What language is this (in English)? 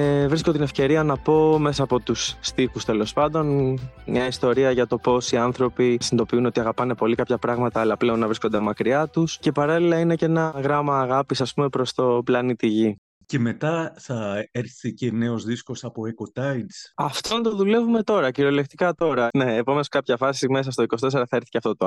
Greek